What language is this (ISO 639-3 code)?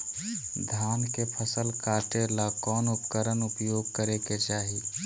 mag